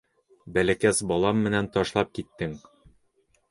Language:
Bashkir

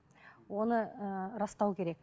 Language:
Kazakh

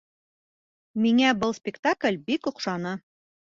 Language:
Bashkir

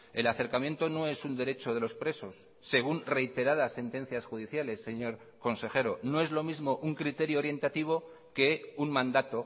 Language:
Spanish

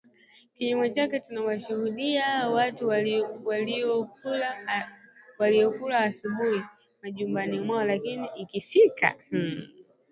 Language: Swahili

